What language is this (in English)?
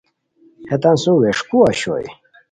Khowar